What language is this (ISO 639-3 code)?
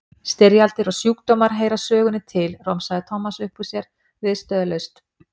isl